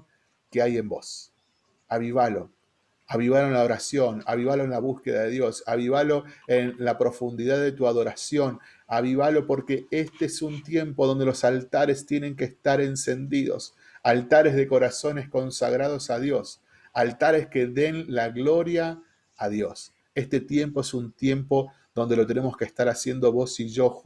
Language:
Spanish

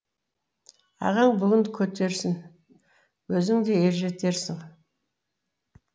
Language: Kazakh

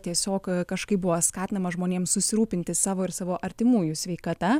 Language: Lithuanian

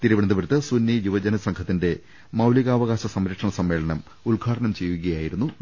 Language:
Malayalam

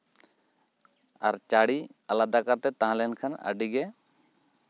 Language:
Santali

